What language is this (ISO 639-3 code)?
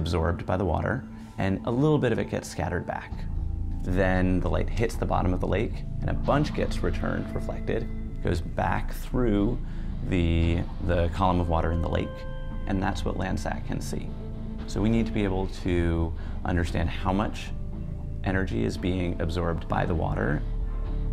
eng